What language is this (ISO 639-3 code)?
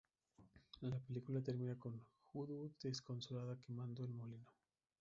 spa